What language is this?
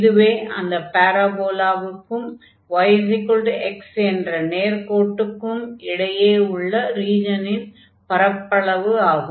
Tamil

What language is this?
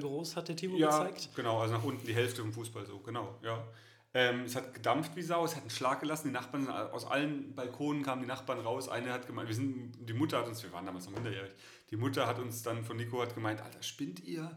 German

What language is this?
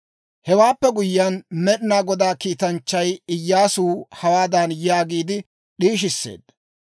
Dawro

